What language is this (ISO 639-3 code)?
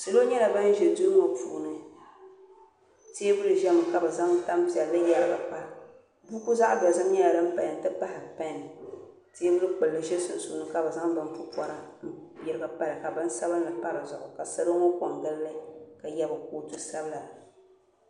dag